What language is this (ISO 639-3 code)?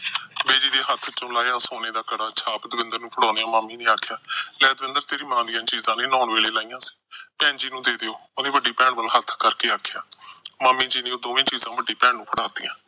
pan